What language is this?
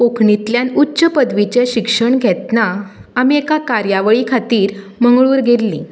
Konkani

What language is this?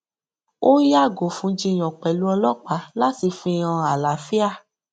Yoruba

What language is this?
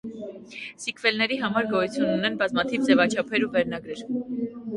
Armenian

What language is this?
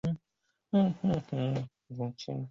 Chinese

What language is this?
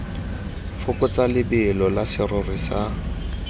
Tswana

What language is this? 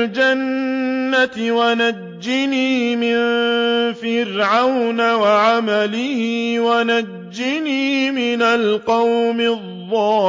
Arabic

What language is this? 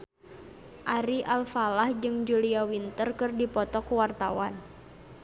Sundanese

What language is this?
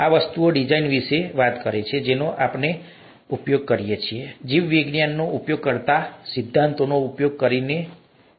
Gujarati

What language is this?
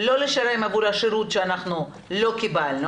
Hebrew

